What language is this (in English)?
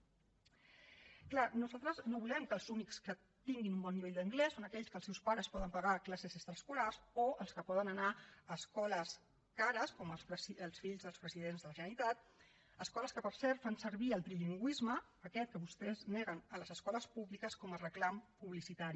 Catalan